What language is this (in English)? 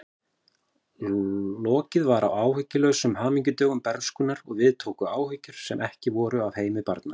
Icelandic